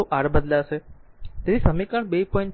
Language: Gujarati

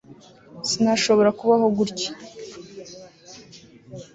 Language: Kinyarwanda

